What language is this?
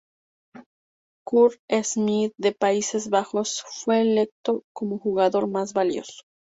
Spanish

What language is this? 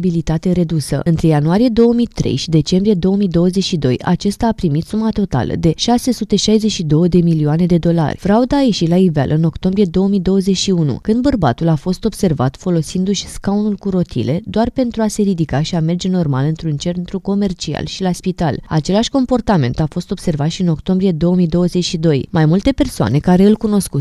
Romanian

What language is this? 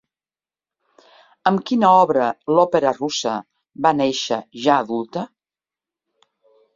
Catalan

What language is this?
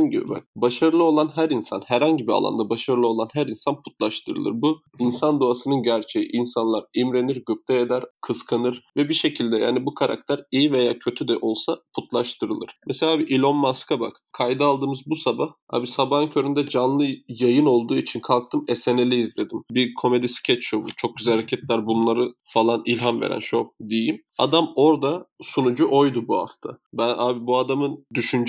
Turkish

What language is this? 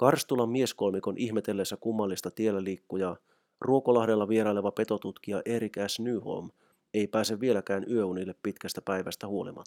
Finnish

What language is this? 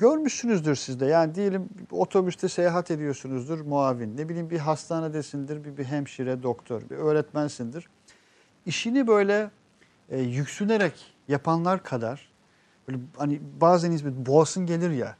Turkish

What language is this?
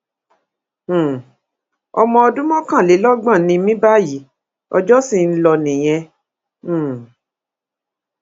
Yoruba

